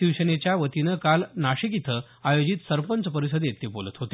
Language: Marathi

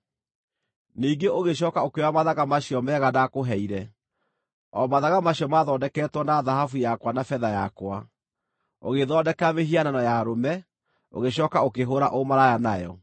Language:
Kikuyu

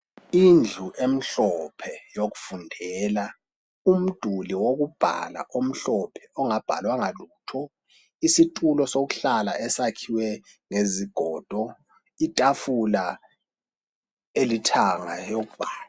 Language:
North Ndebele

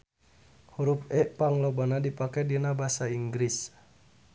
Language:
Sundanese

